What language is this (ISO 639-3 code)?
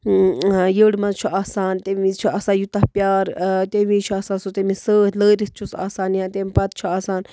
kas